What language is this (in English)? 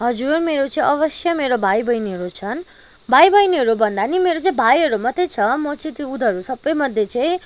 Nepali